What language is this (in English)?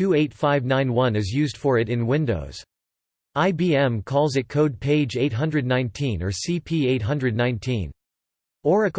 English